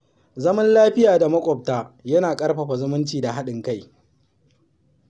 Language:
Hausa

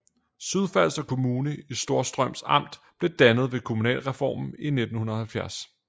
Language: Danish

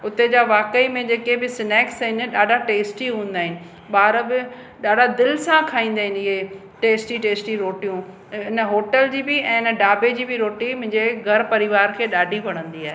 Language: Sindhi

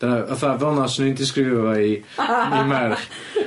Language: Welsh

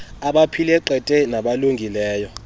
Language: Xhosa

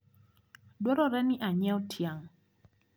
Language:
Luo (Kenya and Tanzania)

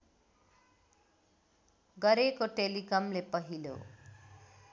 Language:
Nepali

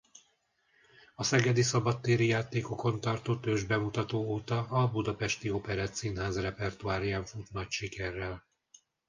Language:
Hungarian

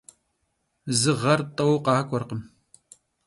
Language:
Kabardian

